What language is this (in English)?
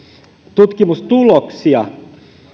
Finnish